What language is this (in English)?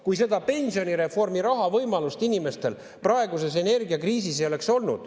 Estonian